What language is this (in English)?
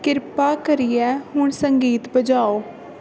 Dogri